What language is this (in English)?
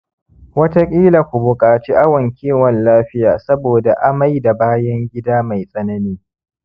Hausa